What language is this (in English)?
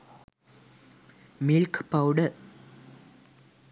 Sinhala